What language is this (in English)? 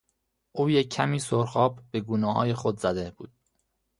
Persian